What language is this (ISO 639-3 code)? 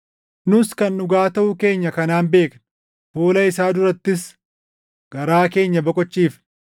orm